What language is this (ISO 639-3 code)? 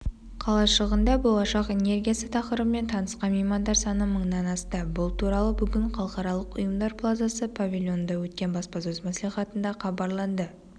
kaz